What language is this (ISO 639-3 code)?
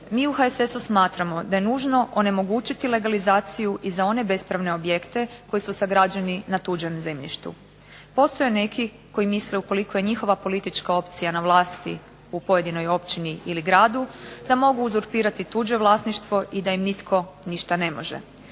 hrv